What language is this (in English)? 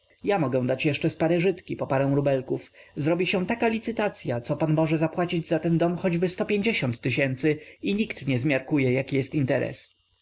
Polish